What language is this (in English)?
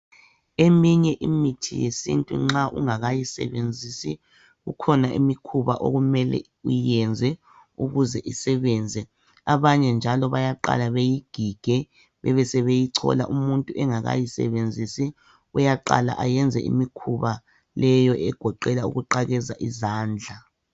North Ndebele